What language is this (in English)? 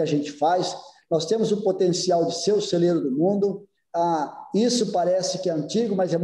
Portuguese